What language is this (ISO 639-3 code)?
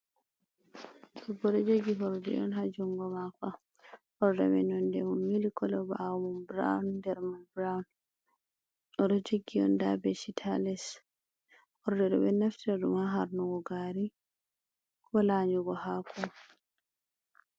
ful